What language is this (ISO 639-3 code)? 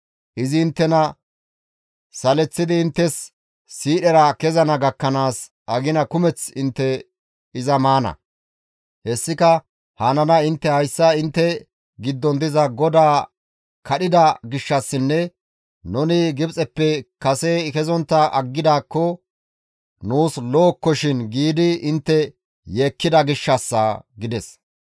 gmv